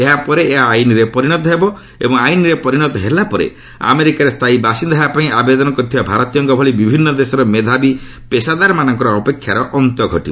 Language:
Odia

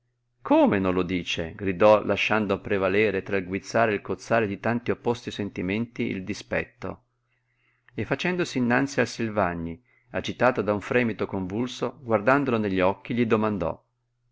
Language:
Italian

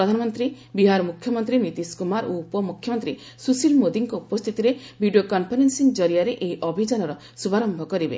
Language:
Odia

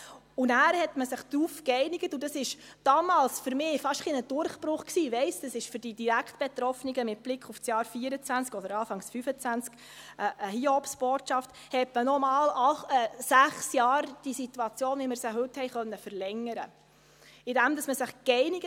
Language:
Swiss German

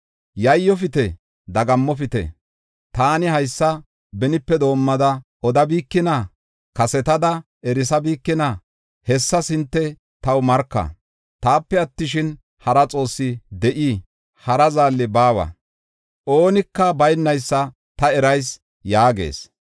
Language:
Gofa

